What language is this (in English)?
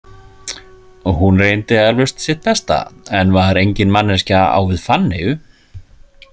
Icelandic